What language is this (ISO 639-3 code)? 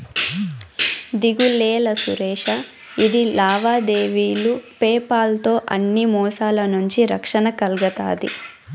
tel